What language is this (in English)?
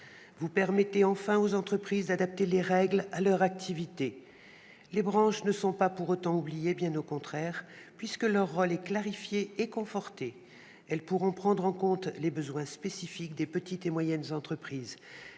French